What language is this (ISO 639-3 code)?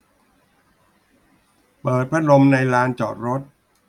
tha